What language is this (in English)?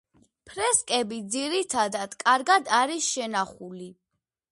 Georgian